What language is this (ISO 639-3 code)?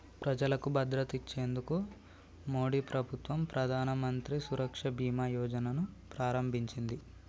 tel